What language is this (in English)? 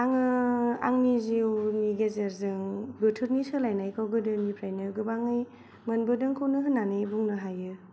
Bodo